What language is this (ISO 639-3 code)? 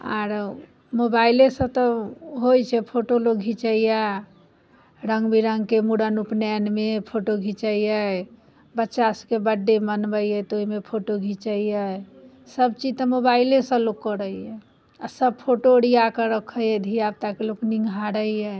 mai